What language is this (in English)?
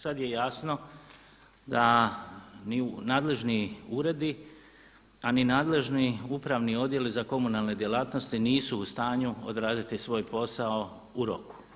Croatian